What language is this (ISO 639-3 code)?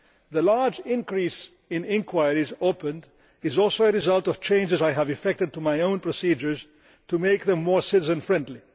eng